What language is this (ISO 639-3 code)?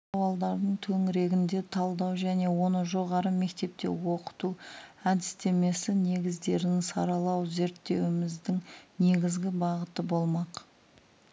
kaz